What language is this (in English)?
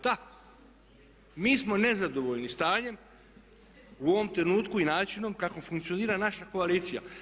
Croatian